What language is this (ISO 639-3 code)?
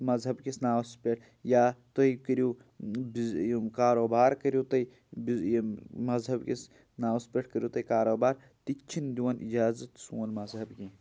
kas